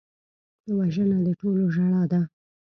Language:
Pashto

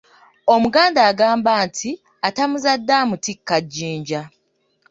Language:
Ganda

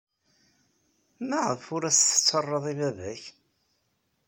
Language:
Kabyle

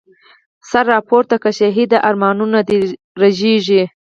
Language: Pashto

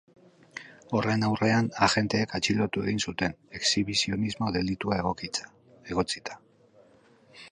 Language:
Basque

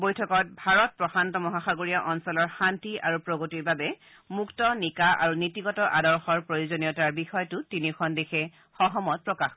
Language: Assamese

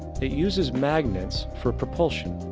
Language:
English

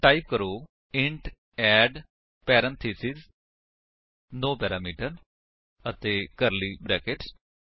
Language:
Punjabi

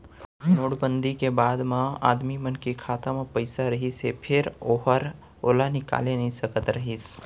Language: Chhattisgarhi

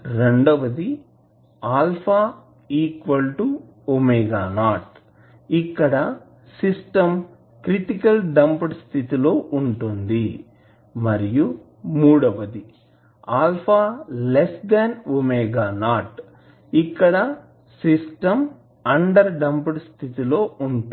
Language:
Telugu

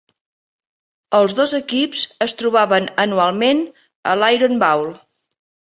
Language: Catalan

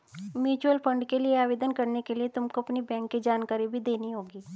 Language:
Hindi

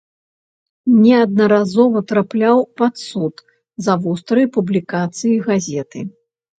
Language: Belarusian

